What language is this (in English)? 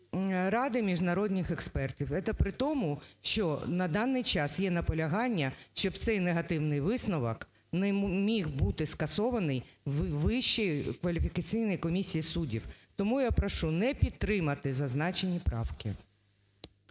Ukrainian